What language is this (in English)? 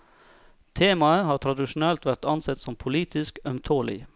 Norwegian